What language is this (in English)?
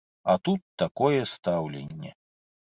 Belarusian